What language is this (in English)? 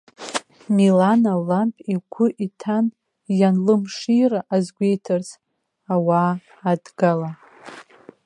Abkhazian